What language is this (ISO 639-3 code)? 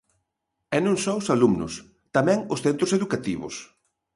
glg